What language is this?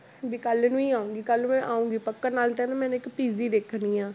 Punjabi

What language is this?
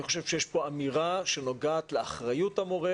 Hebrew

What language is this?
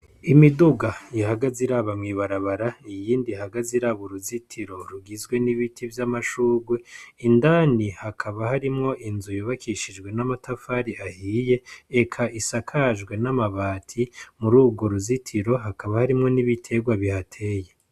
Rundi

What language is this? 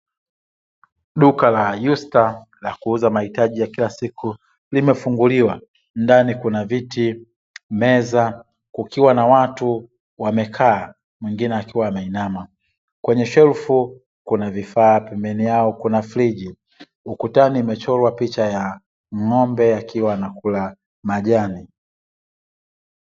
Swahili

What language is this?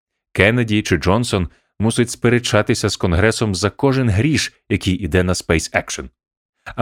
Ukrainian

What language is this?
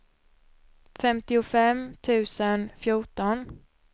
Swedish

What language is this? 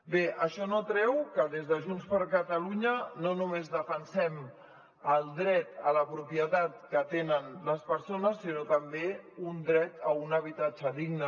Catalan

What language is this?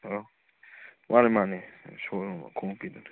Manipuri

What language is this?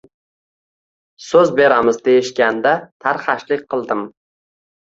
Uzbek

